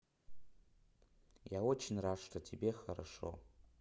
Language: Russian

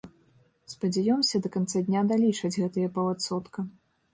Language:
Belarusian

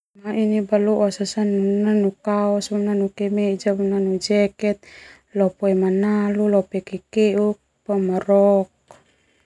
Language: Termanu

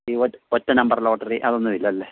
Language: Malayalam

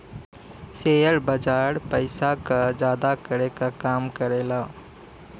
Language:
Bhojpuri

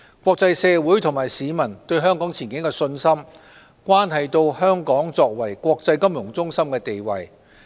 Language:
Cantonese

